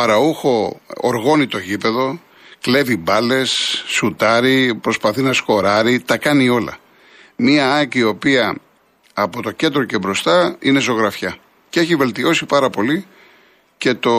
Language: Greek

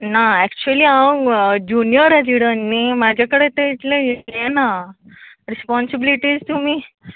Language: Konkani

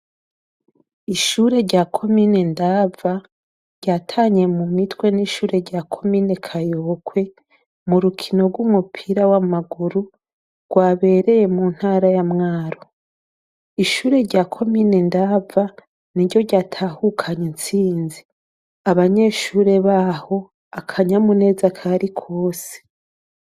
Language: Rundi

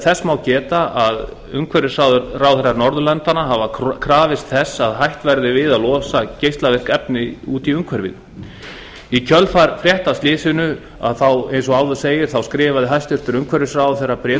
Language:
Icelandic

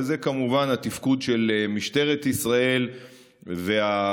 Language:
Hebrew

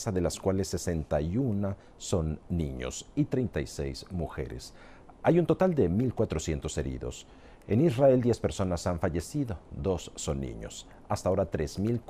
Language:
Spanish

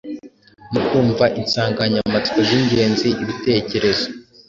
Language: Kinyarwanda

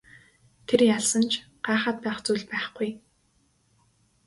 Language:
Mongolian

